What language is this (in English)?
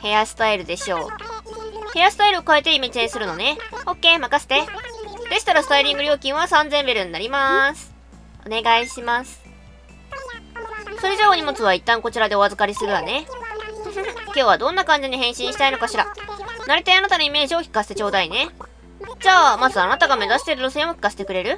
Japanese